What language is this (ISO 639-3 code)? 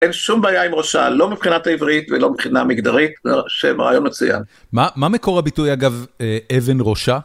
heb